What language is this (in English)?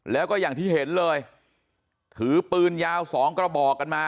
Thai